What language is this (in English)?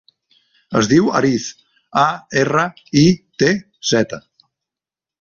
Catalan